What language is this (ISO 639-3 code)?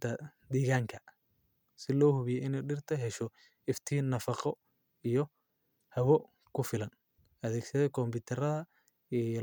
som